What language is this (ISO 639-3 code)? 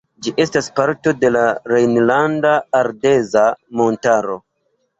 epo